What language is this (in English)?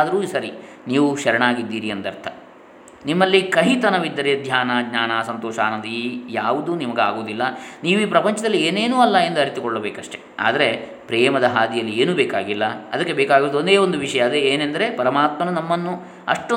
Kannada